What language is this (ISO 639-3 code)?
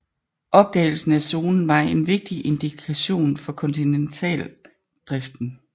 dan